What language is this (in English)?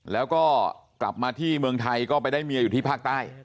Thai